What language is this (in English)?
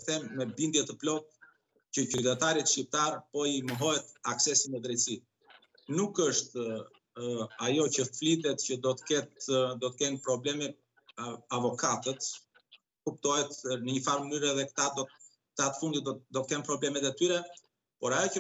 Romanian